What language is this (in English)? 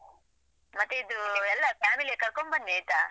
Kannada